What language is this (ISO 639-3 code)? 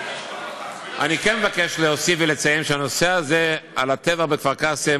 heb